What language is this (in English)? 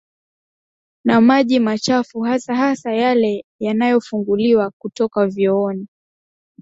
Swahili